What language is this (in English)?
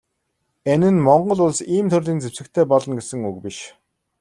Mongolian